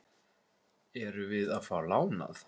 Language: Icelandic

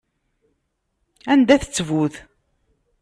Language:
Kabyle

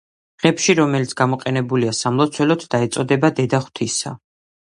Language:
Georgian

